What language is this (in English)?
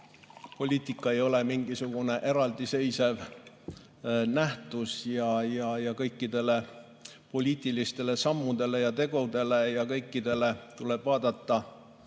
Estonian